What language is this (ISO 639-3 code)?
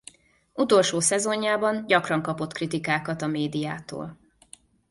hun